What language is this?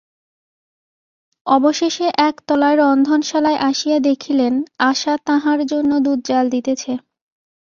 Bangla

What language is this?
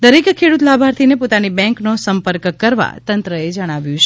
Gujarati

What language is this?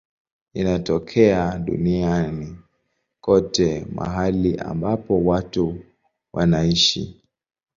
Swahili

